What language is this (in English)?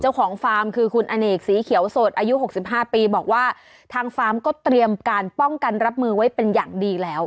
Thai